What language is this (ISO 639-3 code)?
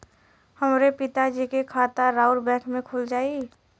bho